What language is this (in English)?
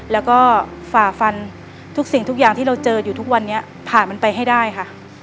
Thai